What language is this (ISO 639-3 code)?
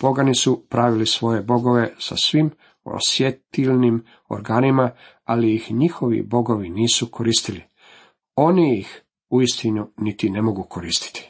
hrv